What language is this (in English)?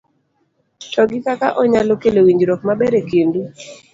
Luo (Kenya and Tanzania)